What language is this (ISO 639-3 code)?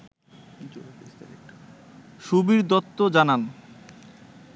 ben